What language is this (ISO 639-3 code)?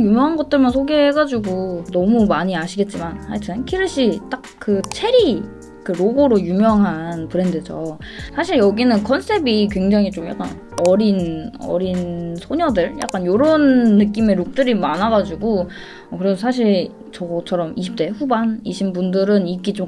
kor